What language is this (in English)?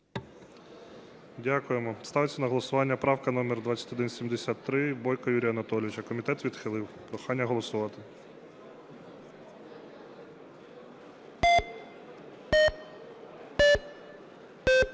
Ukrainian